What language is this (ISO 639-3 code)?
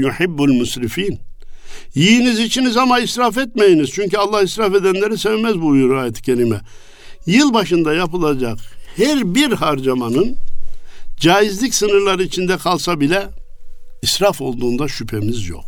tur